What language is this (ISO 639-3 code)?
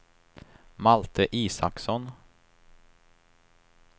swe